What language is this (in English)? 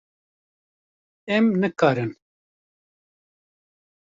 Kurdish